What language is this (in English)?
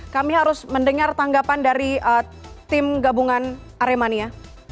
Indonesian